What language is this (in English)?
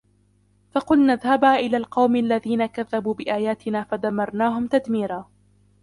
Arabic